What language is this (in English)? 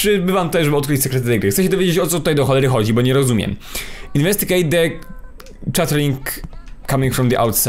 Polish